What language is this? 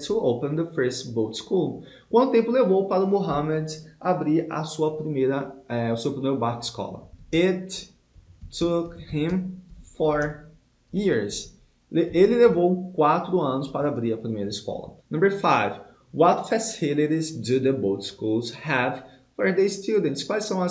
Portuguese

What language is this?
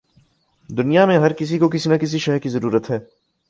Urdu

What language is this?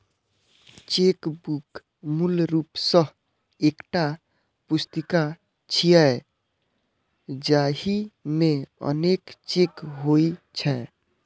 Maithili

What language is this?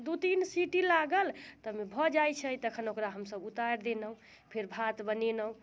Maithili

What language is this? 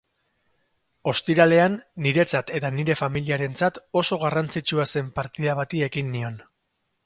Basque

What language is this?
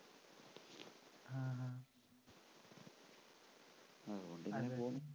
Malayalam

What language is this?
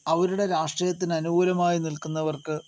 Malayalam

